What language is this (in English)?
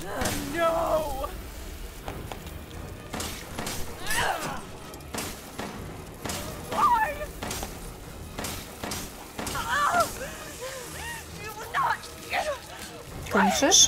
Polish